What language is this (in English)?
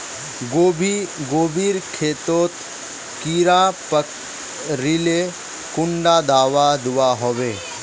Magahi